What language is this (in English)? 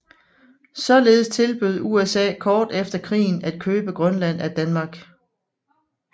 Danish